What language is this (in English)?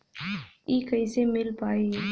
Bhojpuri